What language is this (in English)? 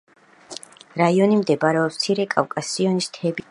Georgian